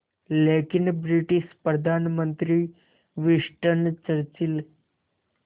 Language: Hindi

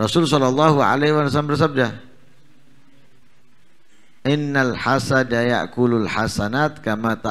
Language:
Indonesian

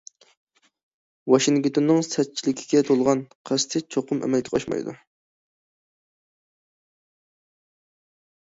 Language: Uyghur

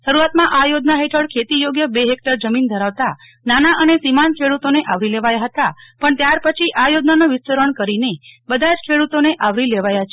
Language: Gujarati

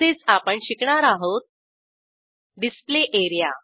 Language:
Marathi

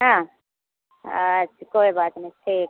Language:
Maithili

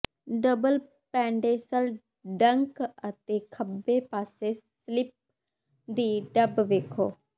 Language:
Punjabi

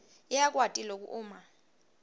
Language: Swati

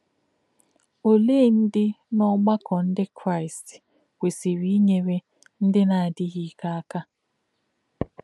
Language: Igbo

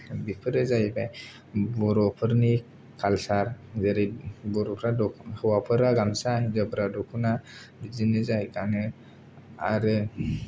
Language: Bodo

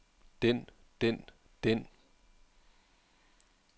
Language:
Danish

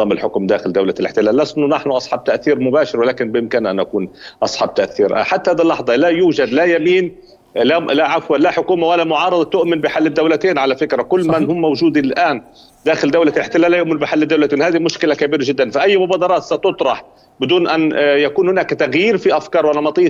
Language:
Arabic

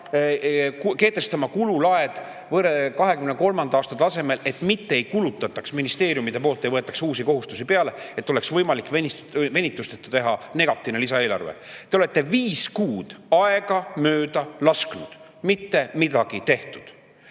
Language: Estonian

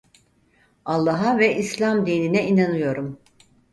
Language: Turkish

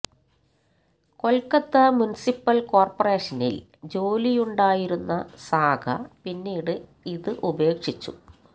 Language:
Malayalam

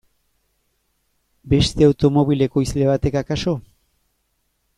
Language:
Basque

